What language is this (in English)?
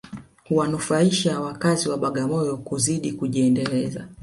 Swahili